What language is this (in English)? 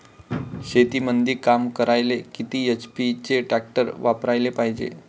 Marathi